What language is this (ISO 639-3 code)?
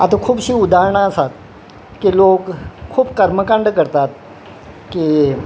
kok